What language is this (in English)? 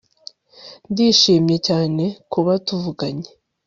Kinyarwanda